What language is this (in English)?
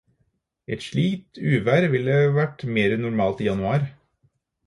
Norwegian Bokmål